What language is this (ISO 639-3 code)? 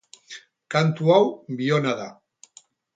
eus